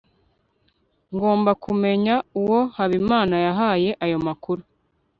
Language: Kinyarwanda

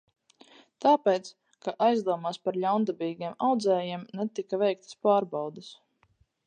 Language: Latvian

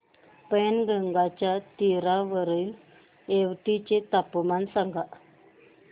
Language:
Marathi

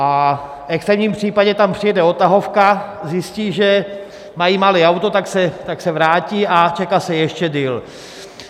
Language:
Czech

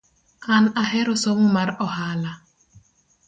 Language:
Luo (Kenya and Tanzania)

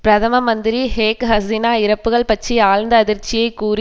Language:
Tamil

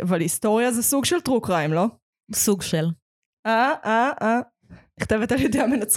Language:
Hebrew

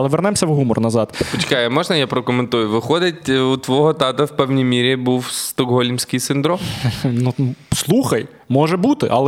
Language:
Ukrainian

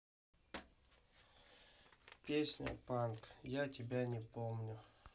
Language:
Russian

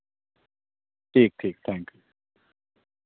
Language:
Urdu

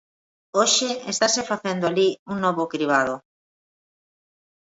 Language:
Galician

